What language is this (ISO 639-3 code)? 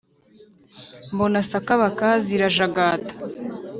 kin